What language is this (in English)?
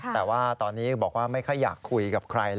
Thai